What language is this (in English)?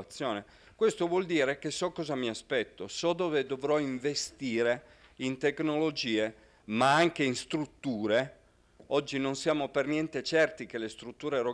Italian